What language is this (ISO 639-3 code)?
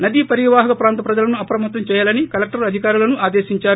tel